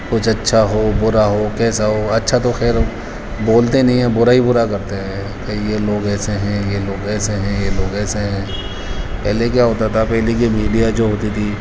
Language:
Urdu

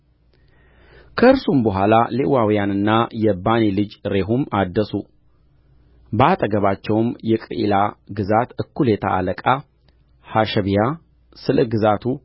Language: Amharic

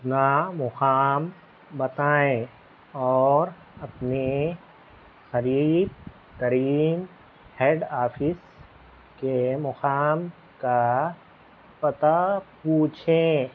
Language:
Urdu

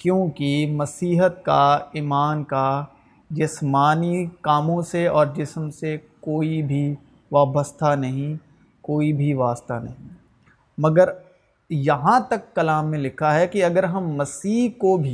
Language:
Urdu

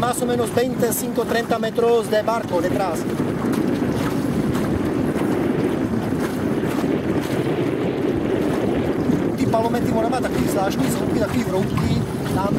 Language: Czech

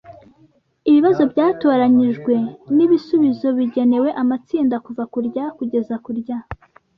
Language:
Kinyarwanda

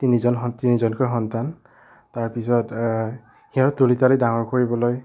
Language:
Assamese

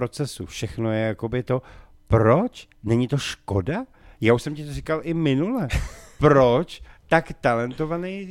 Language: Czech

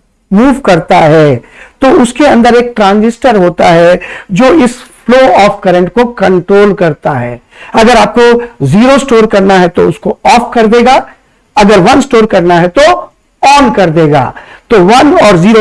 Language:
Hindi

